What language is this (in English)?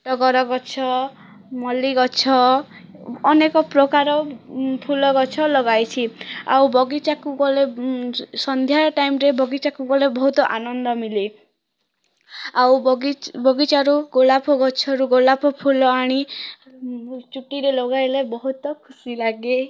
Odia